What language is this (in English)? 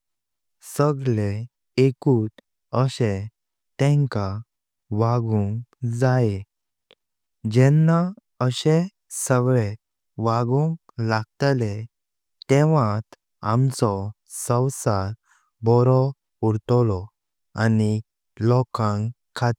Konkani